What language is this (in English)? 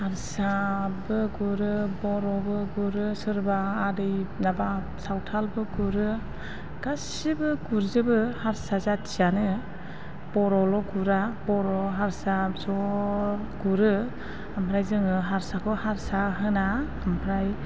Bodo